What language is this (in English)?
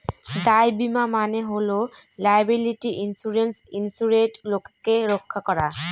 Bangla